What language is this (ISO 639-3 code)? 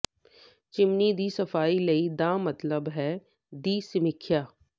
pan